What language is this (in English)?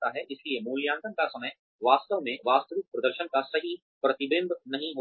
Hindi